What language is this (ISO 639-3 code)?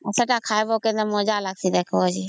ori